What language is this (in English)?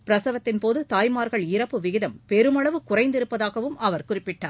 Tamil